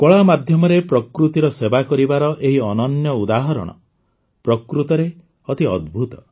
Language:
Odia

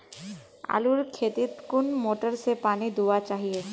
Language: Magahi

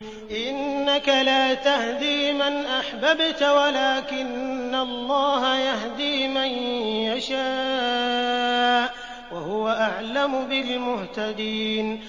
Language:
Arabic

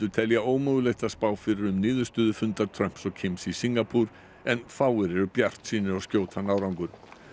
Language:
Icelandic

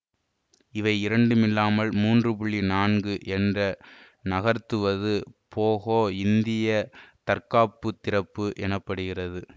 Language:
Tamil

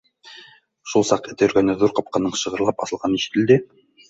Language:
Bashkir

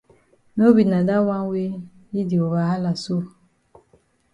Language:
Cameroon Pidgin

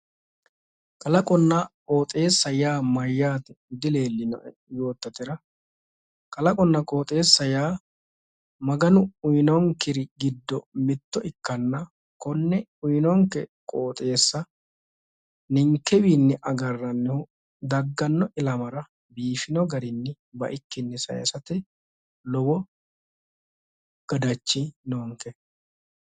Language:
Sidamo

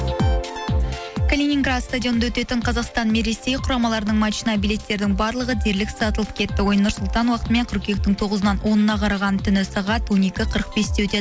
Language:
Kazakh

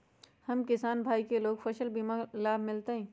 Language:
Magahi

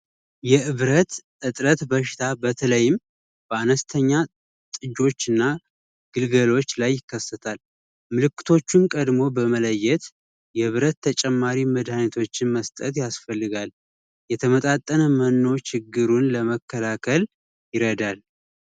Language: Amharic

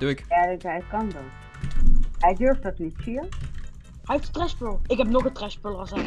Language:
Dutch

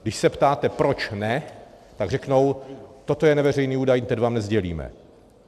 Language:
Czech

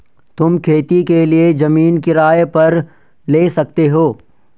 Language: Hindi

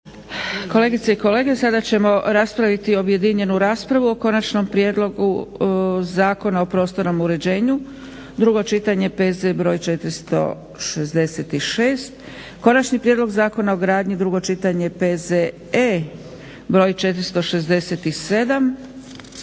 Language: Croatian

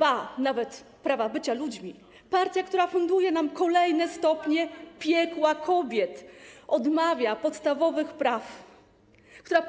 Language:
Polish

